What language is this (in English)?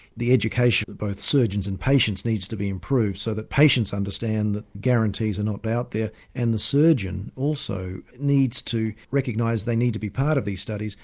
English